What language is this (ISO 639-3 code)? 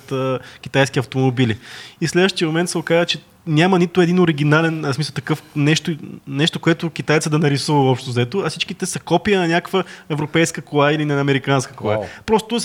bul